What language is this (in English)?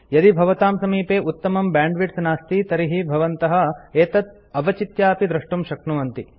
Sanskrit